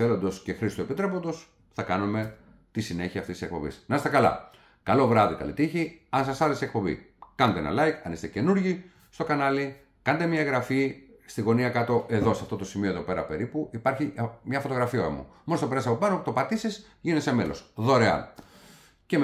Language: Greek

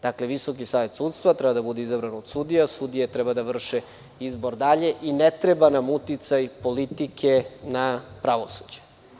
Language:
Serbian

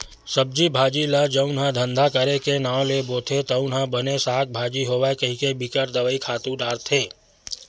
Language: Chhattisgarhi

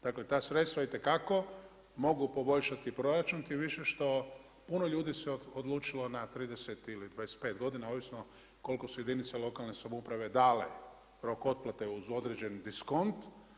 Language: Croatian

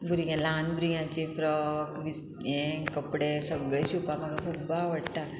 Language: Konkani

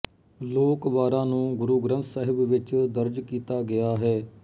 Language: Punjabi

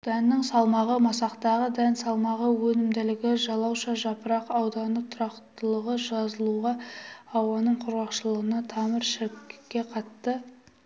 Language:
Kazakh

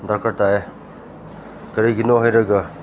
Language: Manipuri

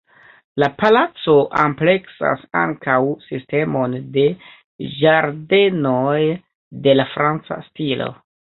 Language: Esperanto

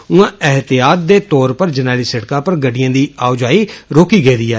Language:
Dogri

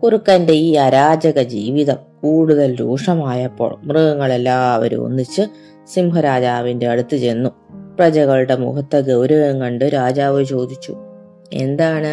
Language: Malayalam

